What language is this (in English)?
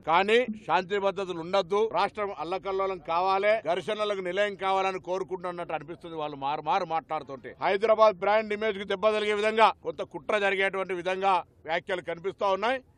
Telugu